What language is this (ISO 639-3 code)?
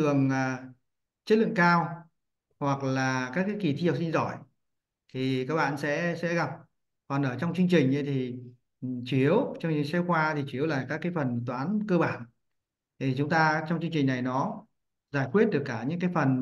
vie